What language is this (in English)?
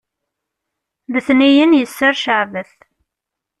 Kabyle